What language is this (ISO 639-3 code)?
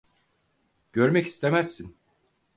tur